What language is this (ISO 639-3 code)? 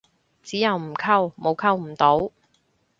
yue